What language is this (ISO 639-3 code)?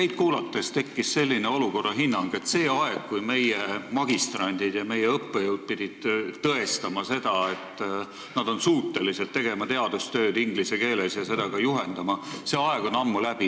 est